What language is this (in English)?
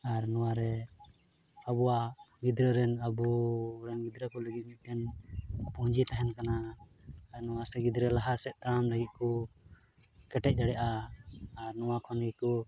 Santali